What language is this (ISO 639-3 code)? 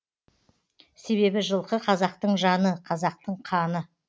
kaz